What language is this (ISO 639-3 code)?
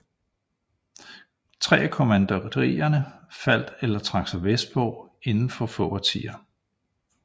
dan